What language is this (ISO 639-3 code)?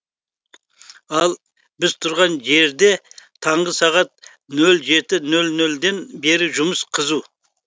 kaz